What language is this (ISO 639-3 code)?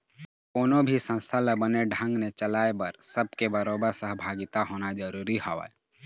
hne